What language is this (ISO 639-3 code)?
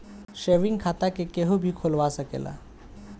bho